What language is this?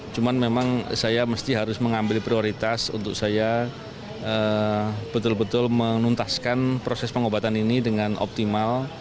Indonesian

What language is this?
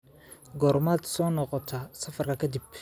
Somali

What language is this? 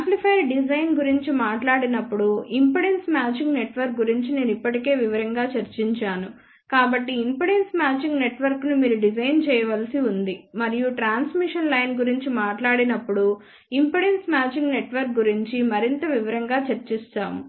Telugu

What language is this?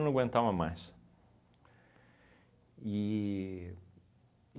Portuguese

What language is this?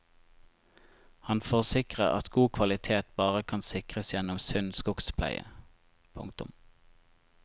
Norwegian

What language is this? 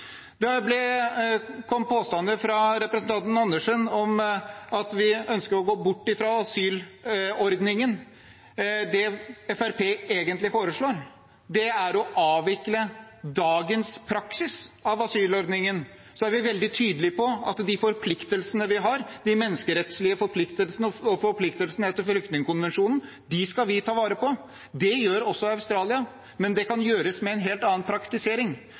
Norwegian Bokmål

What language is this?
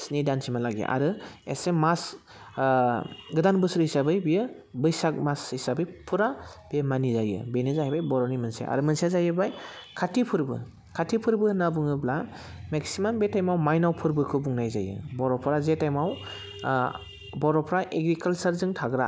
Bodo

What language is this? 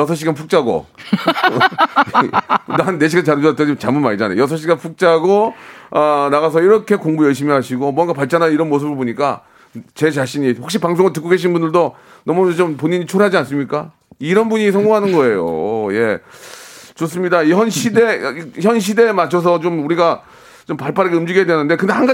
Korean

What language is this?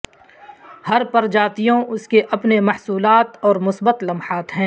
Urdu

